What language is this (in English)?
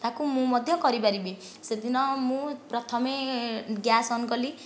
Odia